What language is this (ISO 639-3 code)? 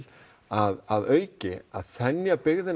isl